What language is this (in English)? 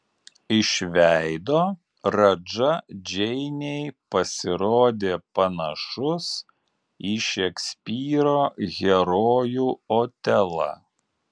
Lithuanian